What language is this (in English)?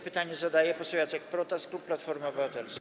Polish